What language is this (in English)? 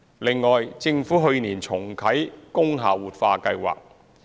Cantonese